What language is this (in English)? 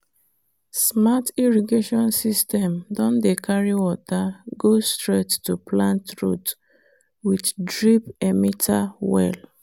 Nigerian Pidgin